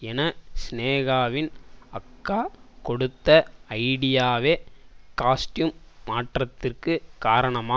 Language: Tamil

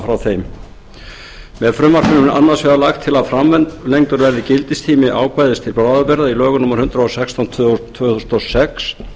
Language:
Icelandic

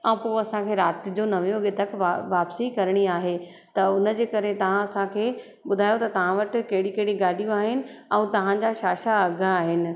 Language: Sindhi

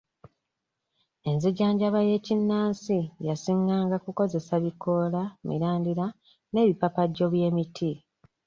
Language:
Ganda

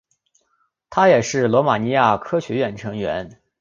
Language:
Chinese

